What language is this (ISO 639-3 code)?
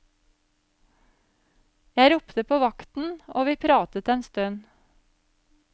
nor